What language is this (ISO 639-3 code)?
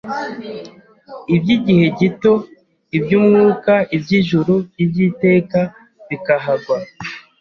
kin